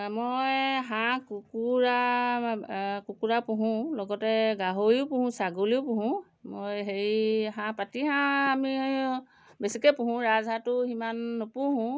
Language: Assamese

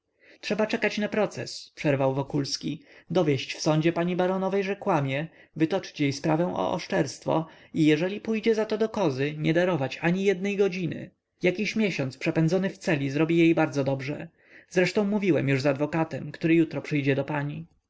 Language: Polish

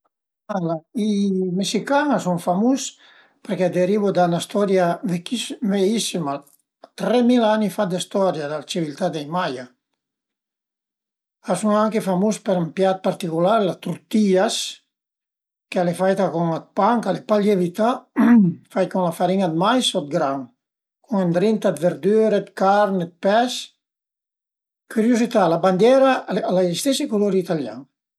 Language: Piedmontese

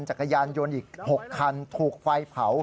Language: Thai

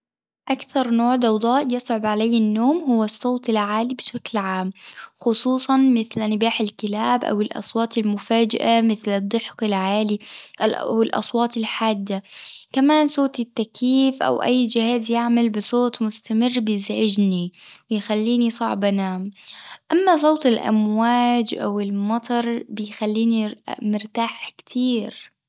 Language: Tunisian Arabic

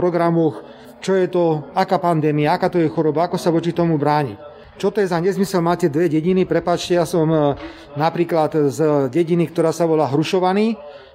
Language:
Slovak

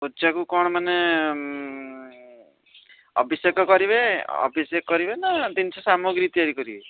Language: Odia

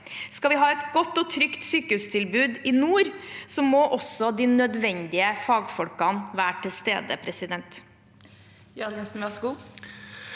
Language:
Norwegian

